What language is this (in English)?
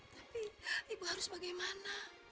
Indonesian